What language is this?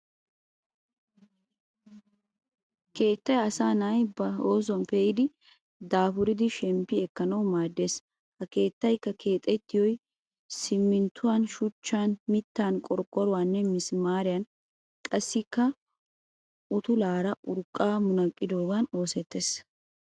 Wolaytta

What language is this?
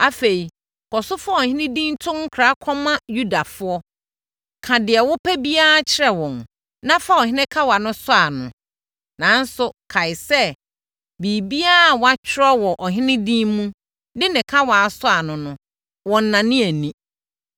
Akan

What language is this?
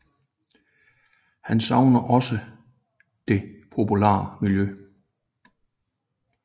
Danish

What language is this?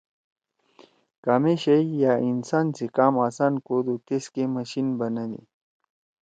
Torwali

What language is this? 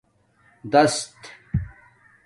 Domaaki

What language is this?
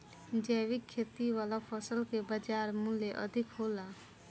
Bhojpuri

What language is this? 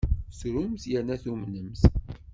Kabyle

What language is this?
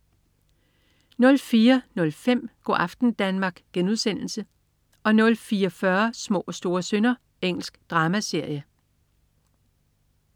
Danish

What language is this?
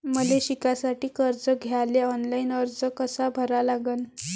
Marathi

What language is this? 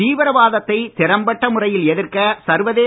Tamil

